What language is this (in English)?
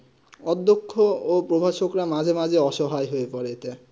Bangla